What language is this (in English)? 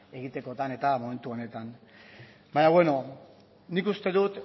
Basque